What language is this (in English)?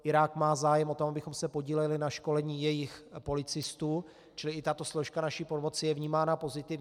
Czech